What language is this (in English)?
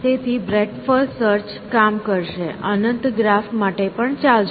Gujarati